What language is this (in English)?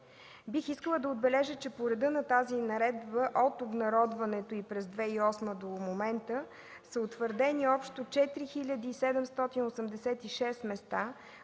Bulgarian